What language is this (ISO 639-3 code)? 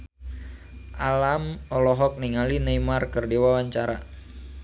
sun